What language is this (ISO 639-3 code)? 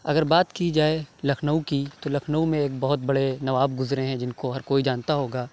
urd